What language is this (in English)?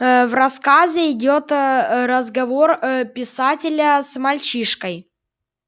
Russian